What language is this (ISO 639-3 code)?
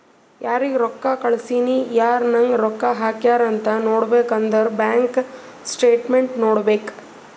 kan